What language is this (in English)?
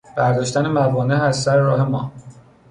Persian